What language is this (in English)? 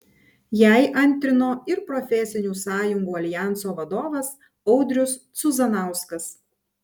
Lithuanian